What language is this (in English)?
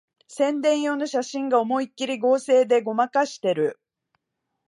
Japanese